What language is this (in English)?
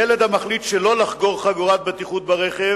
Hebrew